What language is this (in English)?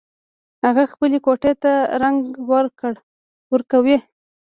Pashto